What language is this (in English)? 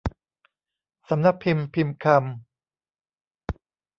Thai